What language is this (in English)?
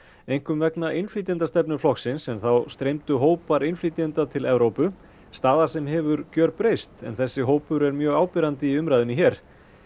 Icelandic